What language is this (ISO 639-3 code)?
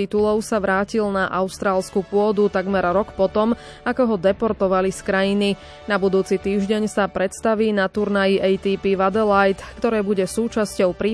slk